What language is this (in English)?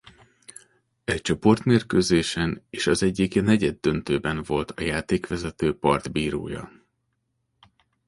Hungarian